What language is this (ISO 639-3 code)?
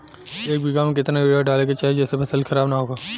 bho